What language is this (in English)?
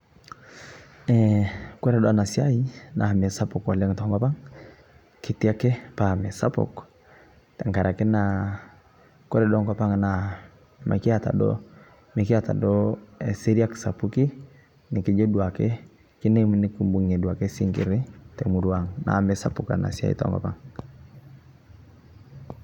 Masai